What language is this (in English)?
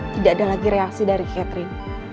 Indonesian